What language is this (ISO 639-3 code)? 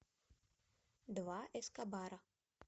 rus